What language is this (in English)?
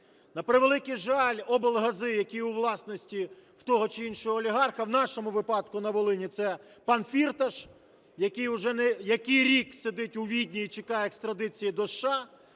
Ukrainian